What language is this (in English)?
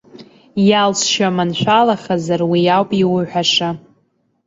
Abkhazian